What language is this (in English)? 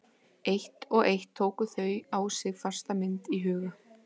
Icelandic